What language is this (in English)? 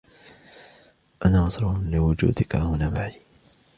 Arabic